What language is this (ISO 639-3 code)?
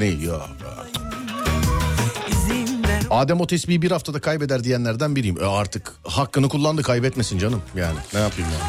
tur